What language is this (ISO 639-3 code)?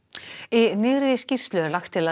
isl